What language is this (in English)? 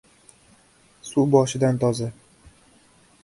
Uzbek